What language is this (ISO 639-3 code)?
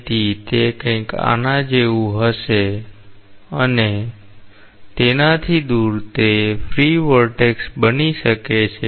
guj